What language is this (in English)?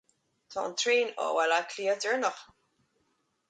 Irish